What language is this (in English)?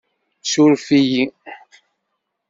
Kabyle